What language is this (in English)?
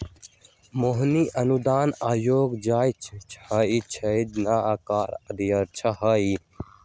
Magahi